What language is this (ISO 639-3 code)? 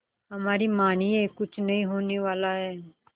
hin